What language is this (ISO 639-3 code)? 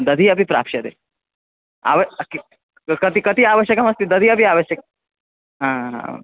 san